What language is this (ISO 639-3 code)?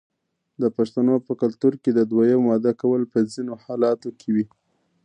pus